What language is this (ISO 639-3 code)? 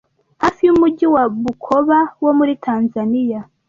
kin